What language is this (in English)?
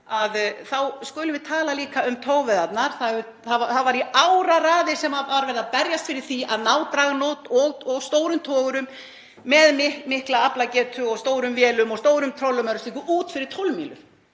Icelandic